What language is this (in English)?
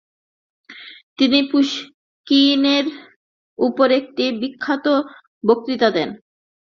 Bangla